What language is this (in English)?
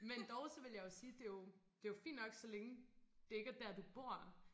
Danish